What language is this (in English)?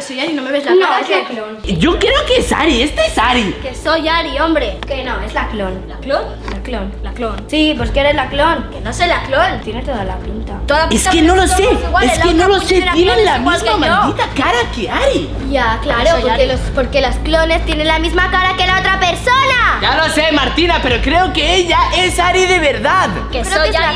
Spanish